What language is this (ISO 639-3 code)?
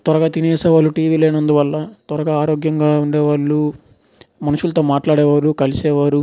tel